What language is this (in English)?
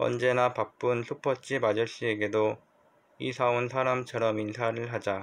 Korean